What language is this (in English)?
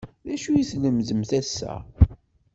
Kabyle